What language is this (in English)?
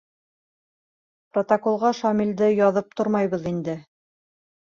Bashkir